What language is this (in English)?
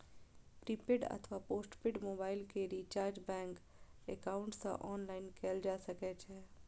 Maithili